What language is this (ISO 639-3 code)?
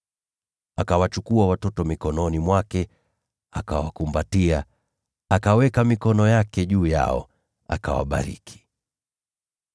swa